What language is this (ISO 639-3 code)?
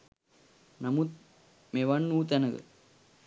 sin